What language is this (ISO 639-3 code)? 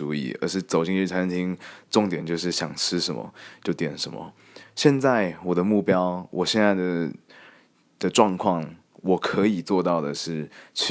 zho